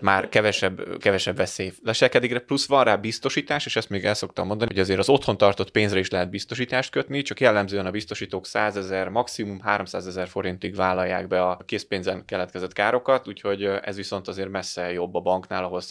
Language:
Hungarian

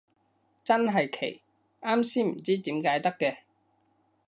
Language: Cantonese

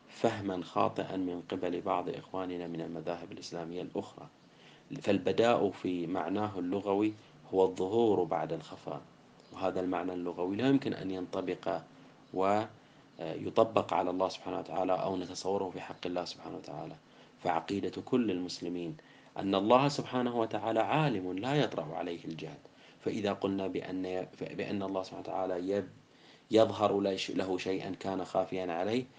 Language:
Arabic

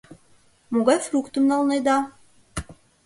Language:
Mari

